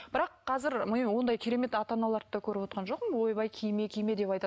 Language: Kazakh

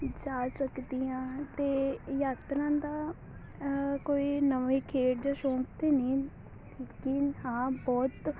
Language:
Punjabi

